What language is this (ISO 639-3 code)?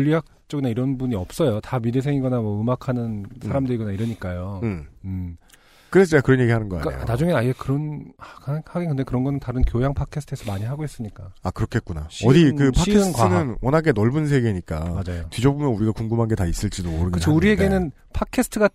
kor